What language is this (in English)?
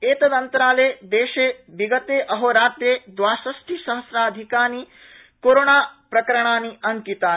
Sanskrit